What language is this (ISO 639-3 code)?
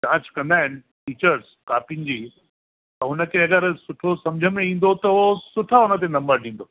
snd